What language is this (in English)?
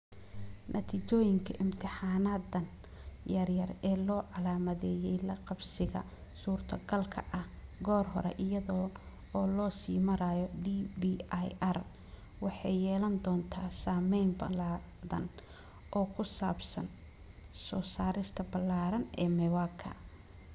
Somali